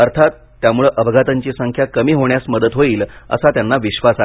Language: Marathi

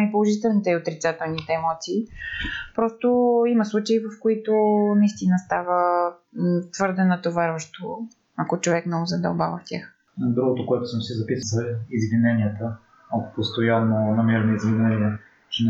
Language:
Bulgarian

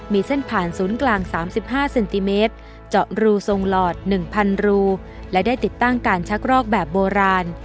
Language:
Thai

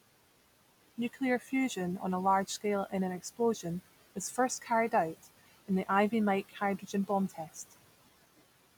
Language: English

